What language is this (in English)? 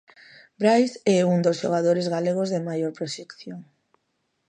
Galician